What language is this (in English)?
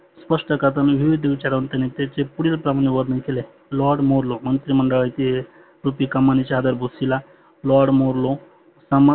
Marathi